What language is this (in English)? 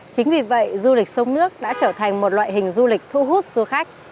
Vietnamese